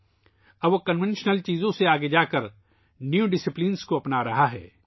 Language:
Urdu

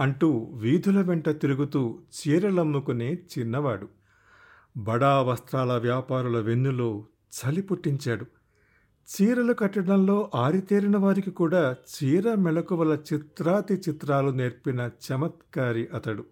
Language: Telugu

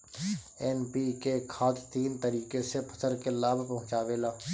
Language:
Bhojpuri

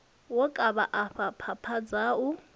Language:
Venda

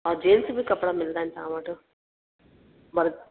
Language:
Sindhi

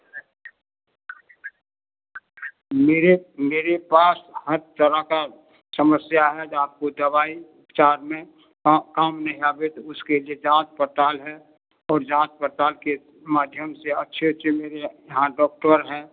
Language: Hindi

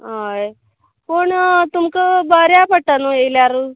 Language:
Konkani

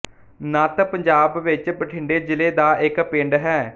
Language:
Punjabi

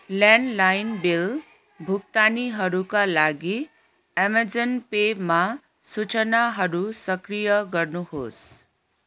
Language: Nepali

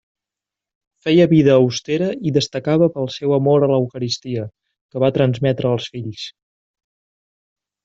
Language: Catalan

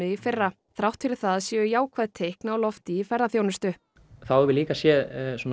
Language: Icelandic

